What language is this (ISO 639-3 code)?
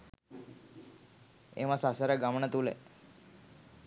sin